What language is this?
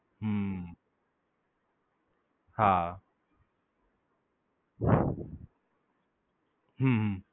Gujarati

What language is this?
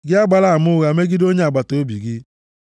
Igbo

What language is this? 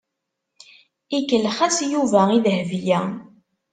Kabyle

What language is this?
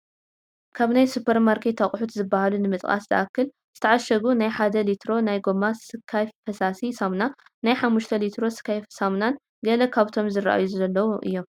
Tigrinya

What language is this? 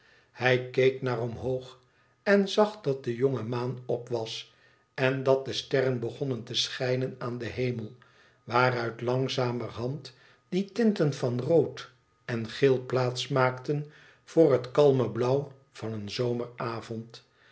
Dutch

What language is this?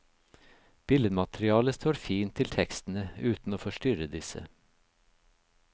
Norwegian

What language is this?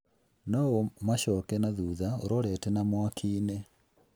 Kikuyu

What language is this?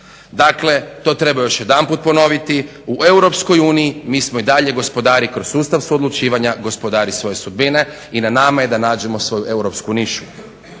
Croatian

